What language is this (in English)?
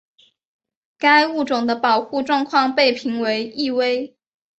Chinese